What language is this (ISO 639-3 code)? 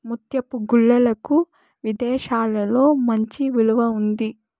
tel